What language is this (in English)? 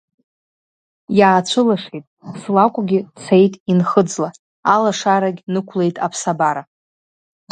Abkhazian